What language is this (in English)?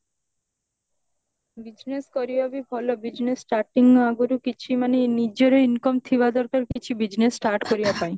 Odia